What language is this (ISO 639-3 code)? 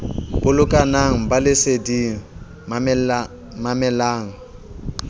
sot